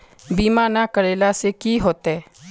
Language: Magahi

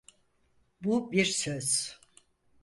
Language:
Turkish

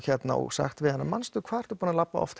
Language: Icelandic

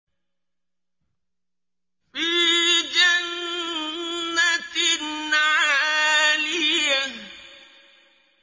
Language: Arabic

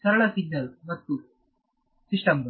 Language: Kannada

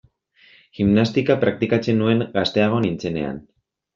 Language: Basque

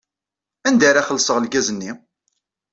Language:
Kabyle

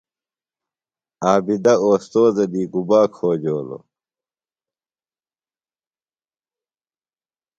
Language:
Phalura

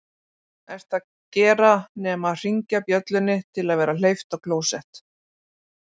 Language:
Icelandic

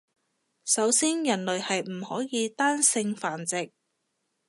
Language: Cantonese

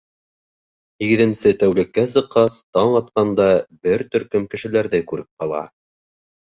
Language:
Bashkir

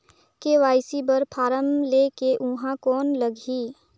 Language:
Chhattisgarhi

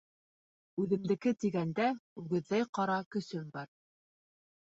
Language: Bashkir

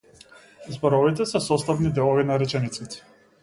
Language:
Macedonian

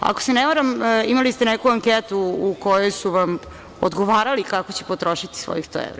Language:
Serbian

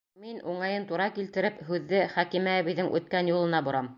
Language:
Bashkir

